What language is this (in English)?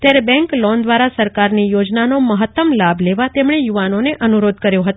Gujarati